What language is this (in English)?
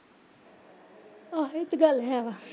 Punjabi